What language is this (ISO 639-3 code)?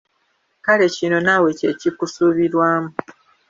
lug